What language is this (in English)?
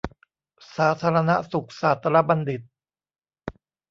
Thai